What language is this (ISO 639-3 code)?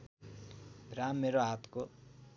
nep